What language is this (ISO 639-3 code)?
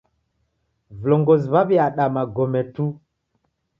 dav